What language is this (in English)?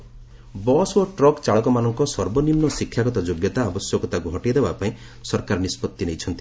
Odia